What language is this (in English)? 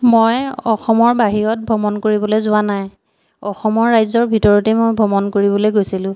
Assamese